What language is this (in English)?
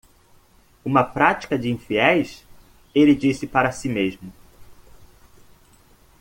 Portuguese